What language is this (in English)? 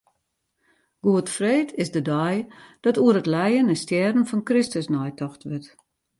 Western Frisian